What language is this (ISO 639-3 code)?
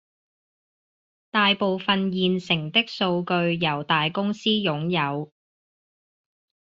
yue